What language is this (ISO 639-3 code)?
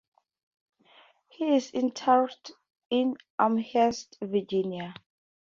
eng